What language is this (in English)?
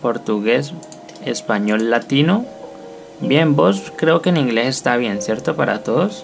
Spanish